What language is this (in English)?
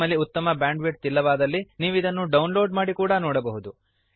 Kannada